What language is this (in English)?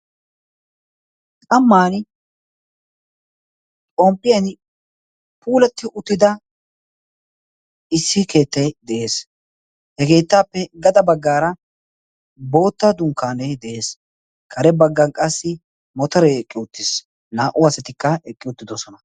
Wolaytta